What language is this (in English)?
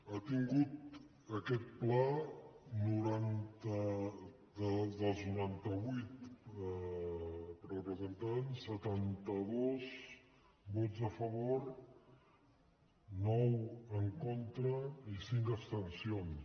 Catalan